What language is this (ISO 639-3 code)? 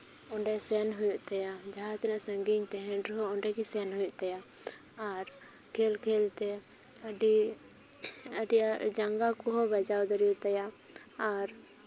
sat